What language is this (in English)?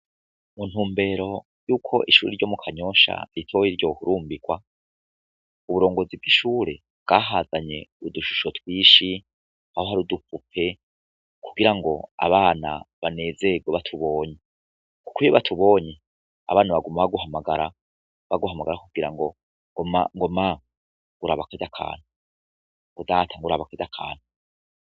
Rundi